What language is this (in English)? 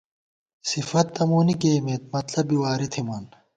Gawar-Bati